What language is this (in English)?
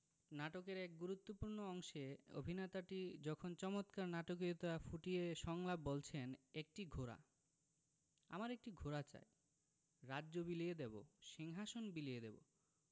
Bangla